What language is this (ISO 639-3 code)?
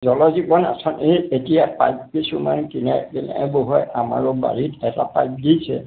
asm